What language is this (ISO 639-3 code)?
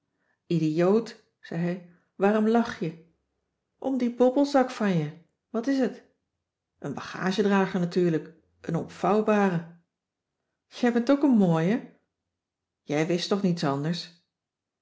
nld